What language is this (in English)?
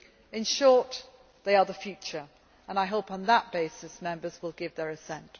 English